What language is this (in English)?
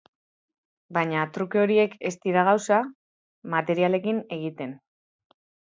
Basque